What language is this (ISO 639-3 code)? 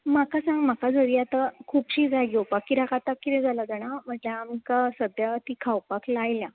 kok